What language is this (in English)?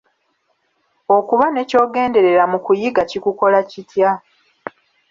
Ganda